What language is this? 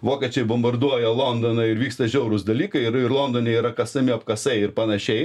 Lithuanian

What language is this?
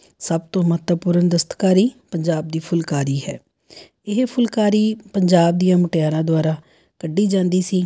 Punjabi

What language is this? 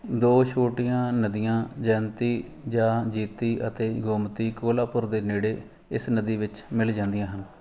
Punjabi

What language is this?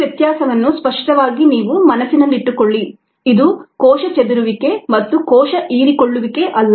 Kannada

